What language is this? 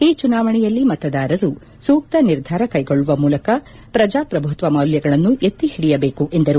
Kannada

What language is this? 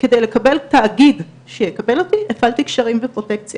Hebrew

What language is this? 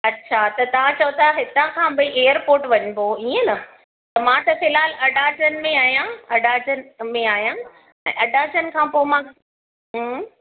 Sindhi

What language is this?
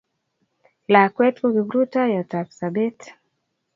Kalenjin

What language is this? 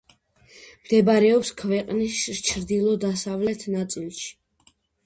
Georgian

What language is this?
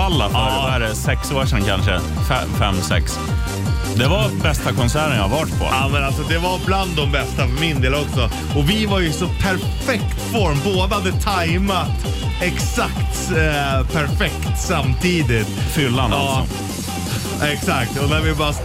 Swedish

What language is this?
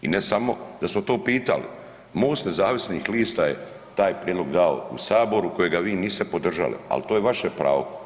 Croatian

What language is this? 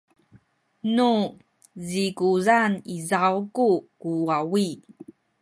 Sakizaya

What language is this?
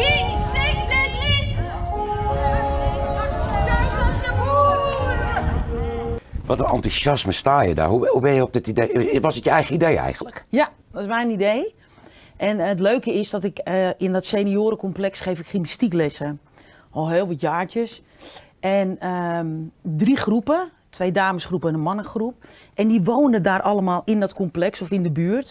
Dutch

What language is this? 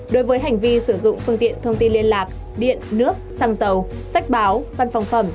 Vietnamese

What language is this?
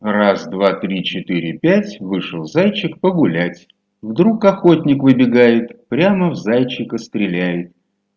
Russian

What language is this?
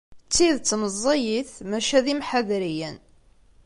Kabyle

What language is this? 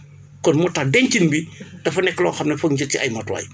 Wolof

